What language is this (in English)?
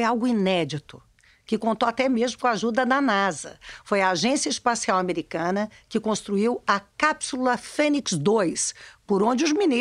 Portuguese